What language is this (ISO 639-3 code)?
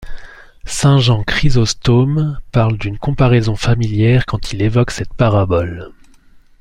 fra